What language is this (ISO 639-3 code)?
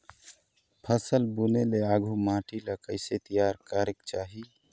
hne